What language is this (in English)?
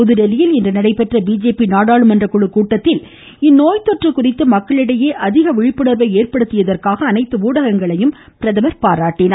Tamil